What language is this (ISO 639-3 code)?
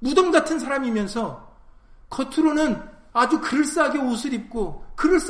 kor